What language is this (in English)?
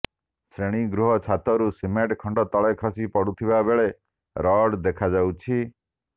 Odia